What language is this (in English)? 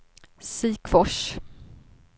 Swedish